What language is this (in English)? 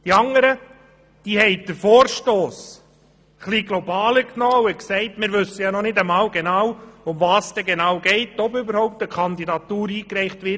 Swiss German